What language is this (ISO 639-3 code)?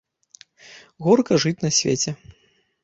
bel